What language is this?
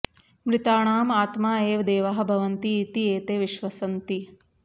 Sanskrit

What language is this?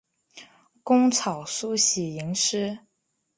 Chinese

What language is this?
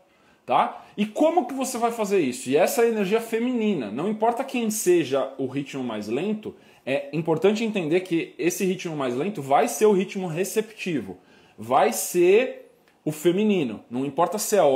Portuguese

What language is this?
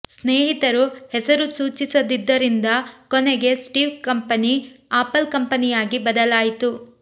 Kannada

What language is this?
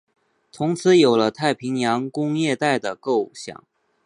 Chinese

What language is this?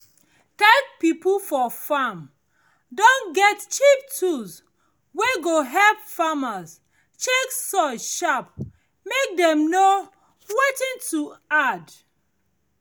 Nigerian Pidgin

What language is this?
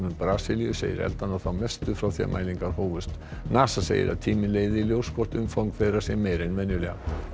Icelandic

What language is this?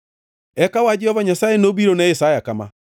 Luo (Kenya and Tanzania)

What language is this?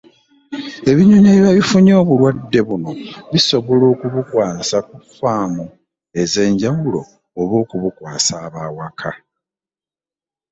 Ganda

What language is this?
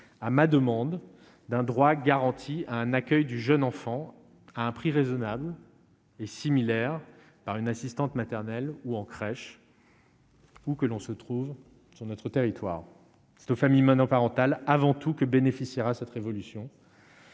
French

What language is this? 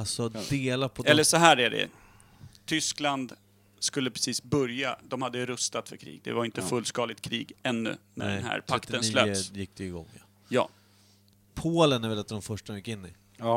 Swedish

